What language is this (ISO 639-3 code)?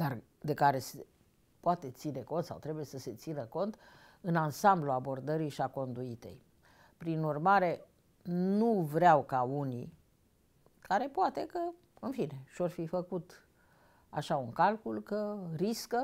ron